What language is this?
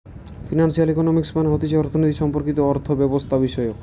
Bangla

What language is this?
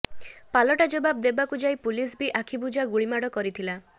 Odia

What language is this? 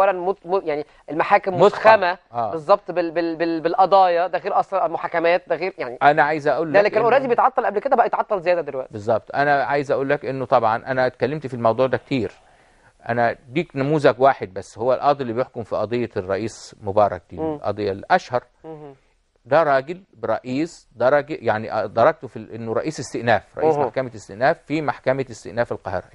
Arabic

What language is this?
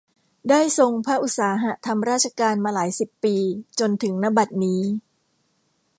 Thai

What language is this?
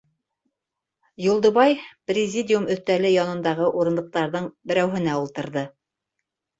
Bashkir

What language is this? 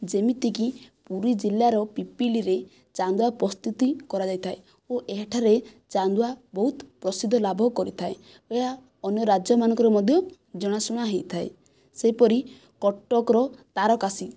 Odia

